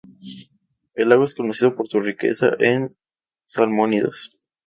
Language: Spanish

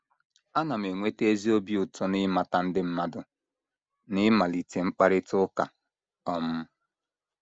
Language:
Igbo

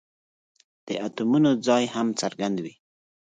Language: Pashto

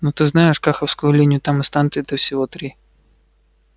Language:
Russian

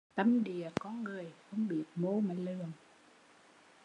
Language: Vietnamese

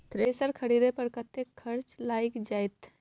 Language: Maithili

